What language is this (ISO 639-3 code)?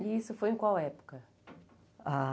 por